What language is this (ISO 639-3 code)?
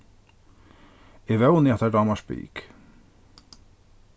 fao